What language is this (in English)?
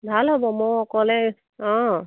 Assamese